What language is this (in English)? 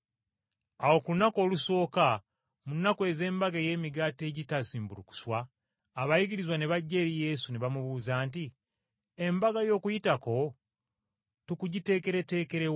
Ganda